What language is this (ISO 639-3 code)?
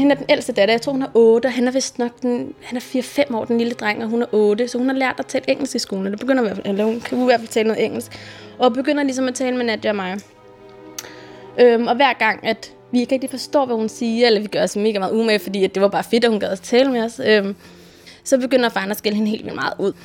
dan